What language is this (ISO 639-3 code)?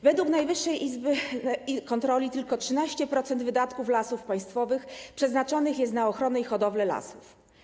pol